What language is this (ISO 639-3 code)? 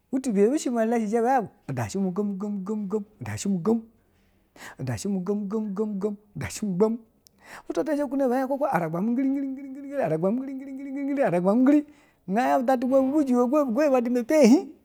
bzw